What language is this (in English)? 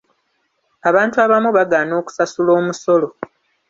Ganda